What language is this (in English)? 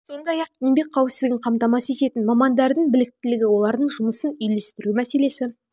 Kazakh